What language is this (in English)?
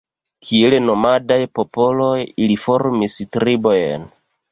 Esperanto